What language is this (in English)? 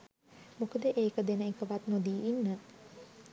Sinhala